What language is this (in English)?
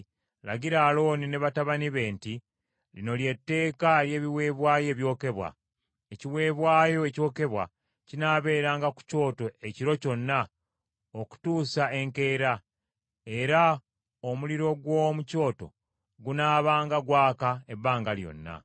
Ganda